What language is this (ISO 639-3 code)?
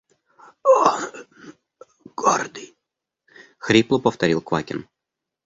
rus